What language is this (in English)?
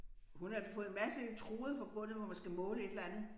Danish